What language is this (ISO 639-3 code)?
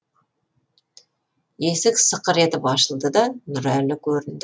kaz